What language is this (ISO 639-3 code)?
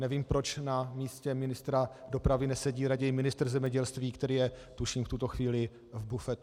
ces